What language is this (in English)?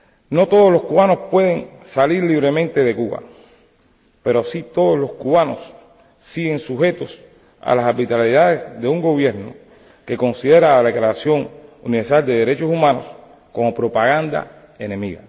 Spanish